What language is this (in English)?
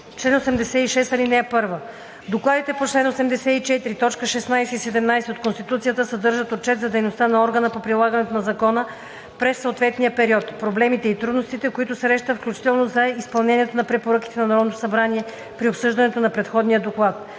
Bulgarian